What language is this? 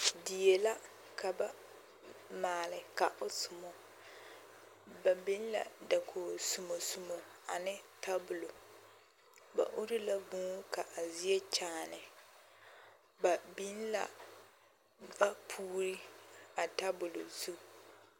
Southern Dagaare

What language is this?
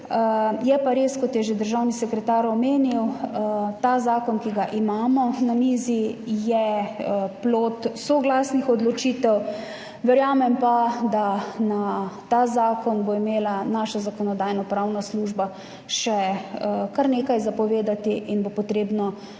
Slovenian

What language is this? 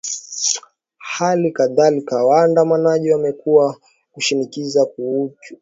Swahili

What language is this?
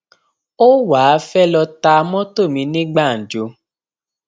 Yoruba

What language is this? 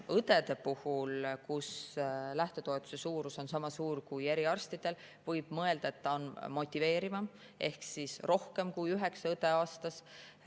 Estonian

